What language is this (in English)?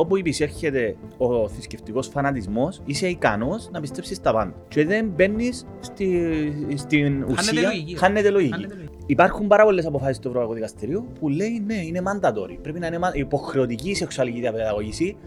Greek